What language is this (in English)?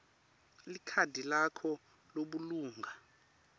Swati